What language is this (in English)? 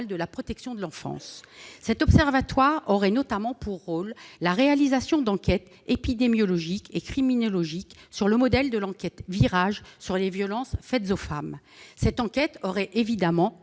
French